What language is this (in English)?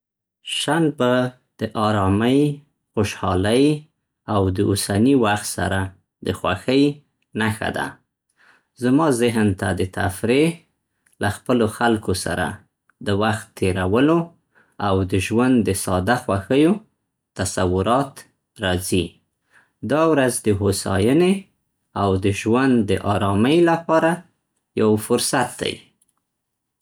Central Pashto